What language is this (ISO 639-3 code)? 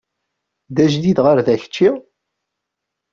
kab